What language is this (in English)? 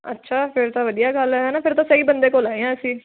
Punjabi